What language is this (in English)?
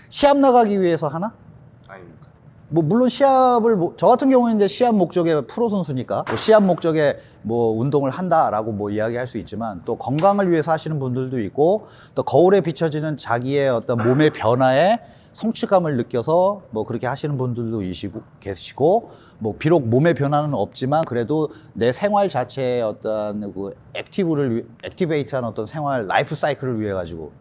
Korean